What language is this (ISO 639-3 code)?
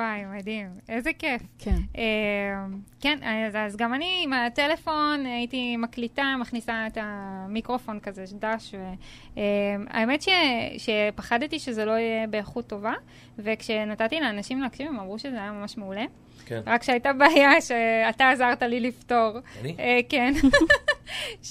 heb